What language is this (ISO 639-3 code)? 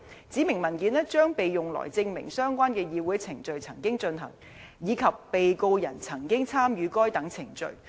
yue